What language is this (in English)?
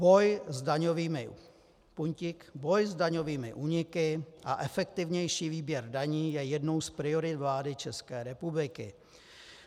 Czech